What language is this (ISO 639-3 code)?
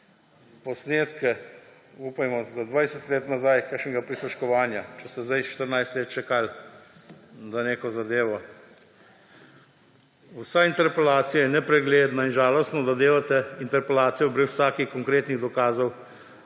slv